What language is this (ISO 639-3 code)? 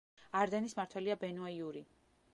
kat